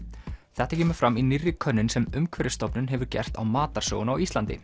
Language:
Icelandic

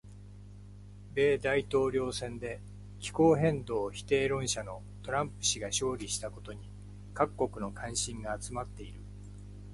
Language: Japanese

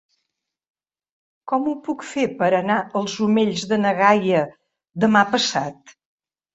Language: Catalan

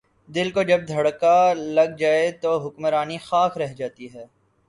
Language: Urdu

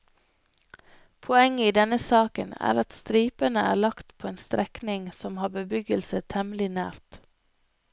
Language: Norwegian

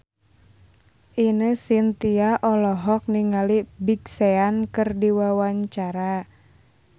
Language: Sundanese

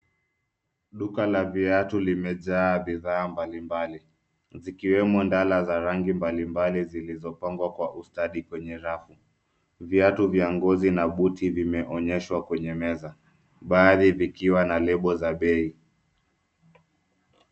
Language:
Swahili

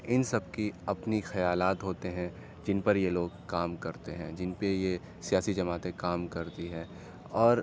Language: Urdu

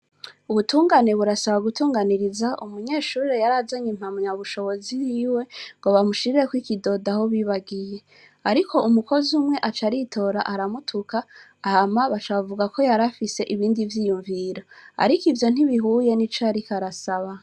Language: Rundi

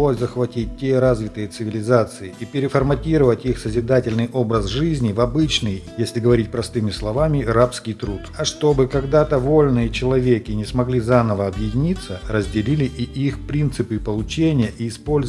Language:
Russian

